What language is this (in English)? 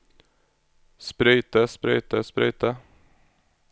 Norwegian